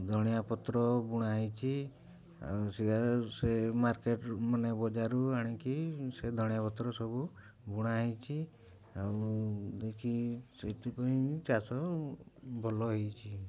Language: Odia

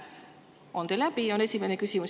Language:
Estonian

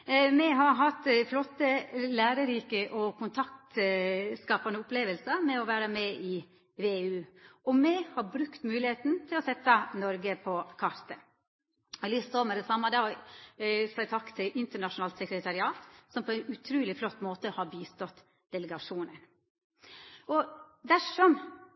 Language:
Norwegian Nynorsk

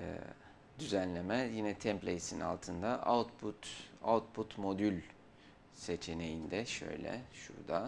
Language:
Turkish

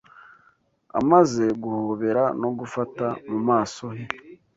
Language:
Kinyarwanda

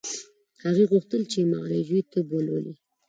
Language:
Pashto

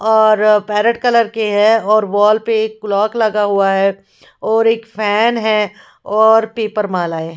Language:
Hindi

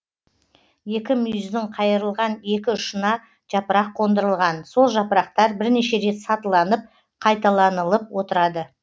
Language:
Kazakh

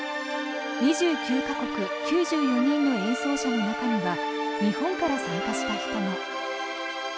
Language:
Japanese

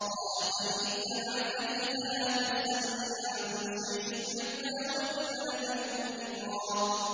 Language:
Arabic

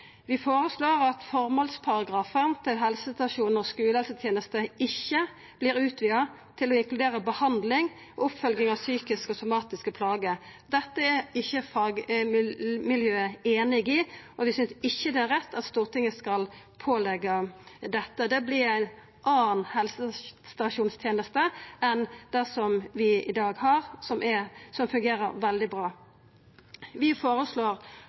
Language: Norwegian Nynorsk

